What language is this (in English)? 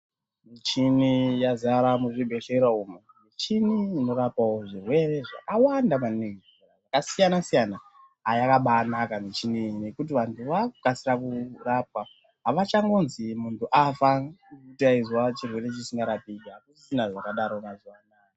Ndau